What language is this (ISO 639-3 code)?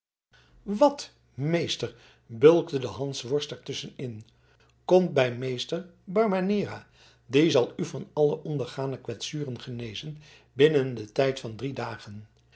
nld